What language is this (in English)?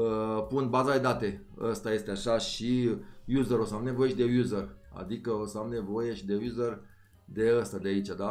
Romanian